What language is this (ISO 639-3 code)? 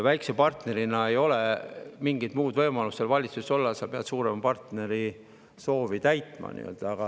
est